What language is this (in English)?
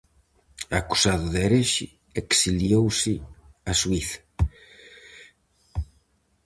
Galician